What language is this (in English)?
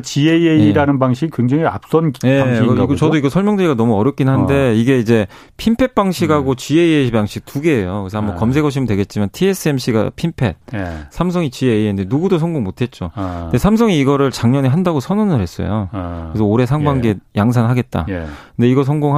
Korean